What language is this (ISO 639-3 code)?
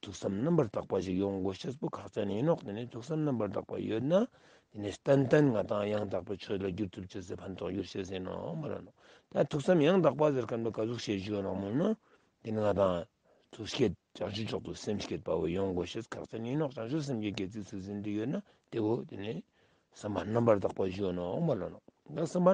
tur